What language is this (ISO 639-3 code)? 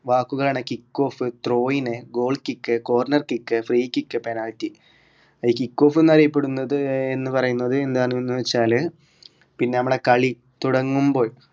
mal